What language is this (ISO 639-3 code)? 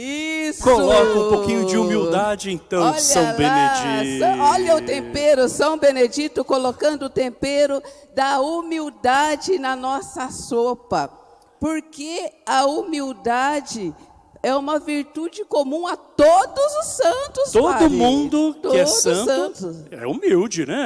por